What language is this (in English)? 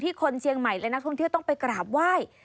Thai